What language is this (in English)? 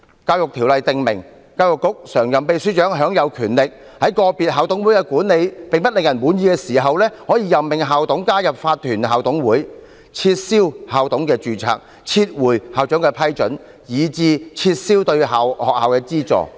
Cantonese